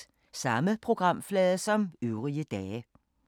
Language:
Danish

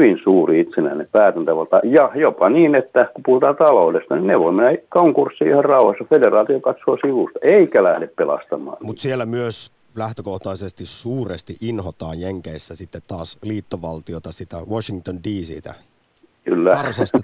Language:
Finnish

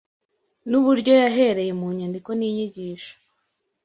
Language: Kinyarwanda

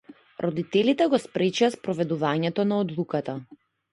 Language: Macedonian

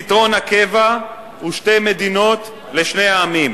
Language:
Hebrew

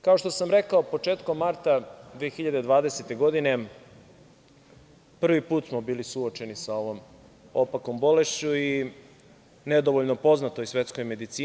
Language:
Serbian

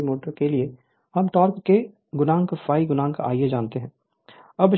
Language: Hindi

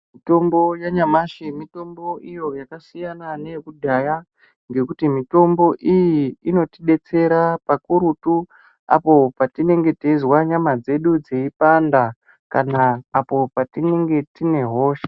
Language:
Ndau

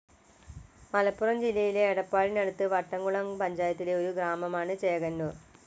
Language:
Malayalam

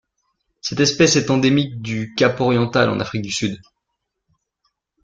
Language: French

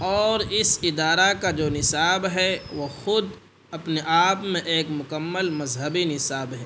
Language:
Urdu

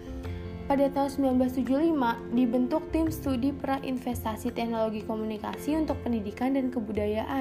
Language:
Indonesian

